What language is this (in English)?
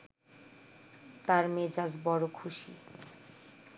Bangla